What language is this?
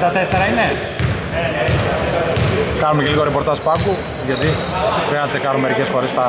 Greek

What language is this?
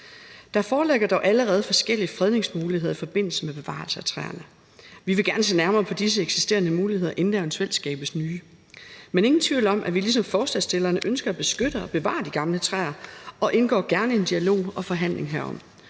Danish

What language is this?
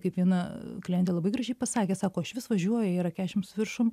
Lithuanian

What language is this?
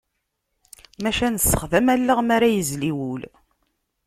Kabyle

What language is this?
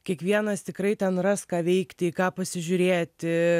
Lithuanian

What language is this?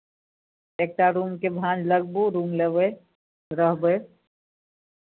Maithili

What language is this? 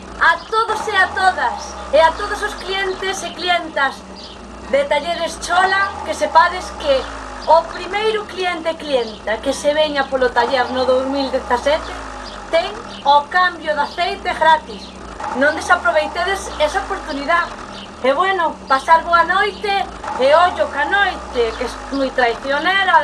Spanish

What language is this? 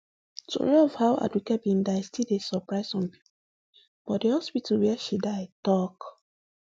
Nigerian Pidgin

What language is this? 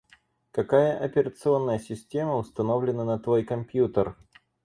Russian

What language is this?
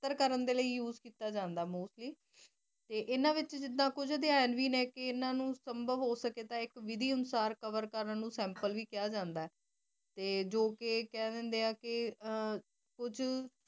Punjabi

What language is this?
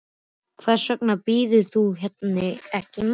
Icelandic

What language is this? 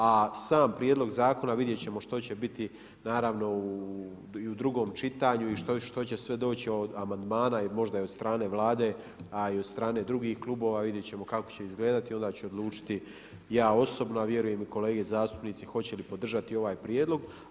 Croatian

